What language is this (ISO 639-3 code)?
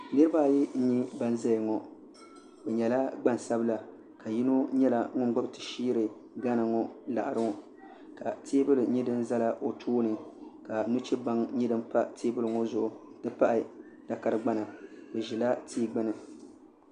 dag